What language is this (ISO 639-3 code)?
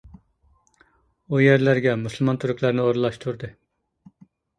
uig